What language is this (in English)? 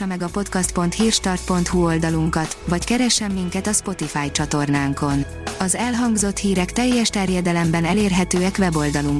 Hungarian